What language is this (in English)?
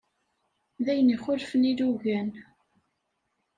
Kabyle